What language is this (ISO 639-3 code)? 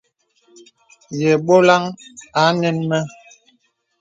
beb